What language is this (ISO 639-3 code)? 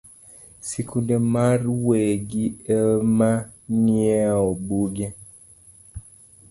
luo